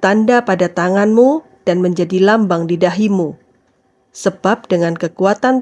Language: Indonesian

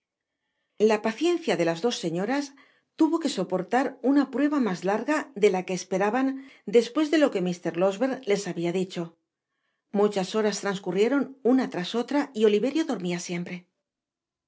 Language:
Spanish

